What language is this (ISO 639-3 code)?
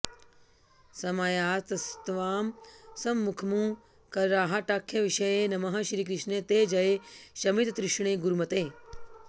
san